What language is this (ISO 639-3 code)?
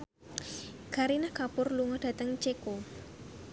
jav